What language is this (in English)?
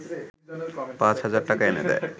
Bangla